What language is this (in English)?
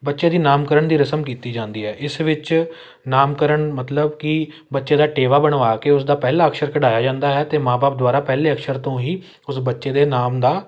Punjabi